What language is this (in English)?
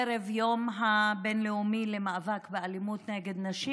Hebrew